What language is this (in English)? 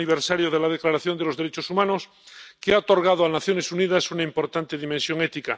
Spanish